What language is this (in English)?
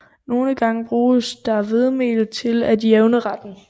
Danish